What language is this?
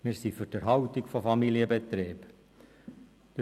Swiss German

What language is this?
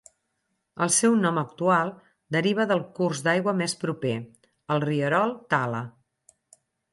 Catalan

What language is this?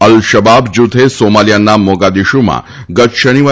Gujarati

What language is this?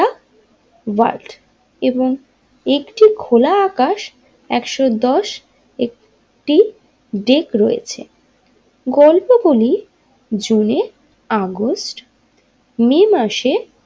Bangla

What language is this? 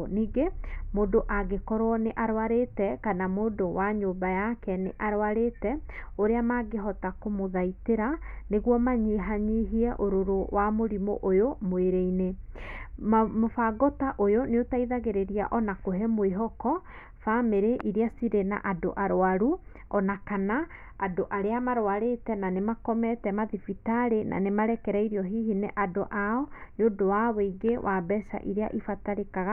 Kikuyu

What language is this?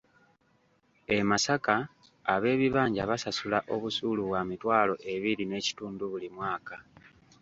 Ganda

